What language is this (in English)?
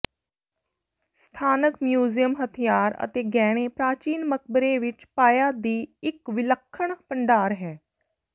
Punjabi